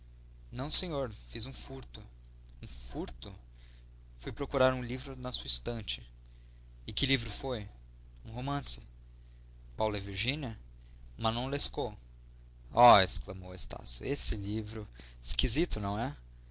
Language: Portuguese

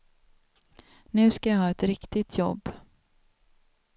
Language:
Swedish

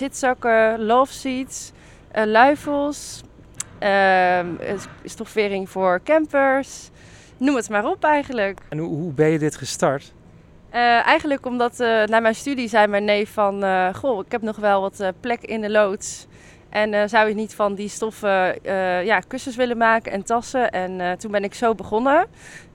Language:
Dutch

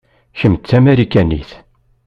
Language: Kabyle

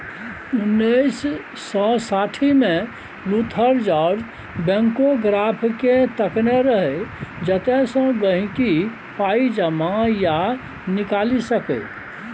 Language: Maithili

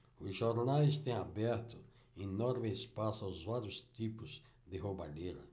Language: Portuguese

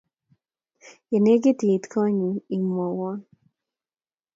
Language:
Kalenjin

